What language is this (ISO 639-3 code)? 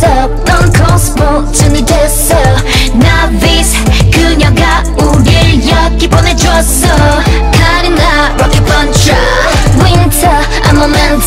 kor